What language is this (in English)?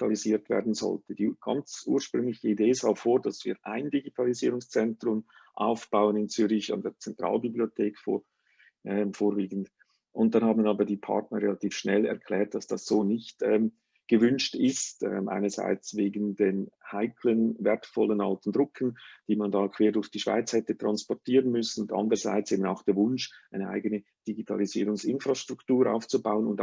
German